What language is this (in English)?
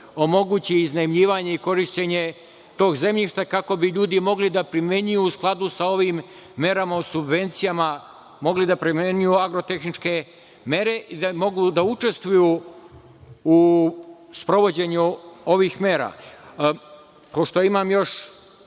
Serbian